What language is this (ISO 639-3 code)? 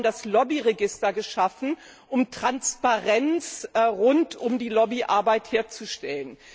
deu